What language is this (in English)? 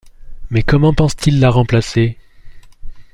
French